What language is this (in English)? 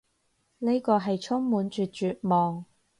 Cantonese